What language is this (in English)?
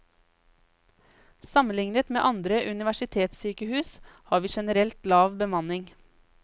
Norwegian